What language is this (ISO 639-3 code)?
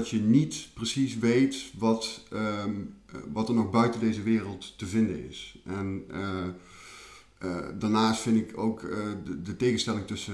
nld